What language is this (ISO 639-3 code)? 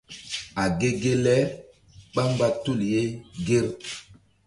mdd